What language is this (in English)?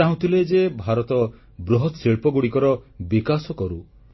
Odia